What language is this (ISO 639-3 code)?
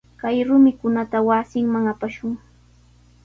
qws